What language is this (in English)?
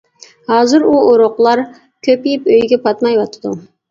Uyghur